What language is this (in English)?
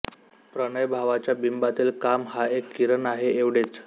Marathi